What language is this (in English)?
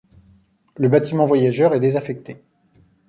French